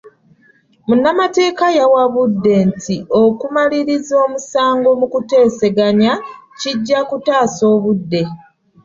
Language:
Ganda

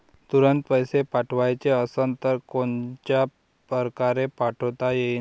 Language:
Marathi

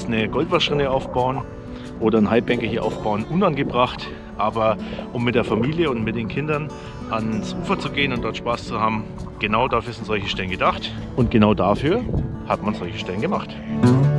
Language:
German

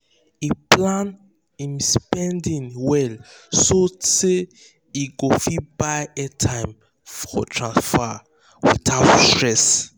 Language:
Nigerian Pidgin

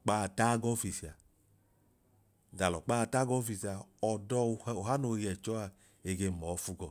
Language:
Idoma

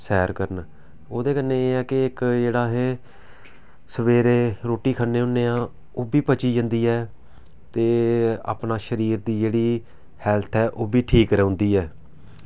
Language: Dogri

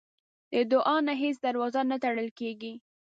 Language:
Pashto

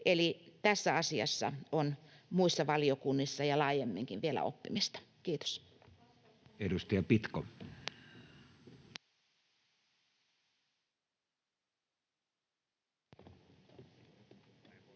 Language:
Finnish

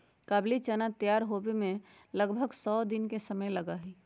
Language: Magahi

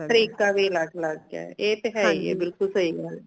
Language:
Punjabi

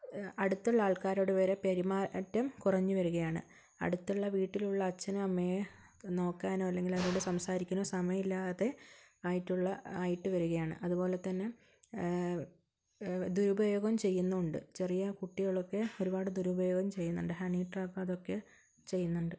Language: Malayalam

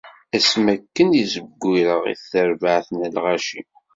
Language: Kabyle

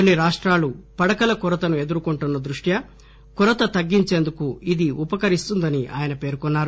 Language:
Telugu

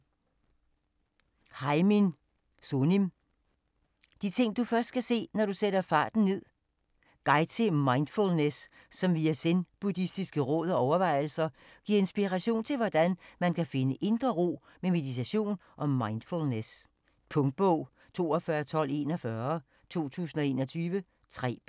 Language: Danish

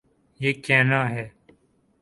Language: Urdu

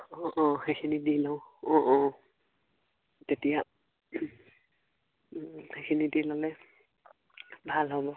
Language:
Assamese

